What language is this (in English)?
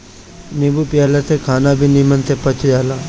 Bhojpuri